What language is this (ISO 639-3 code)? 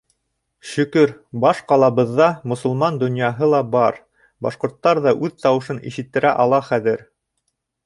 bak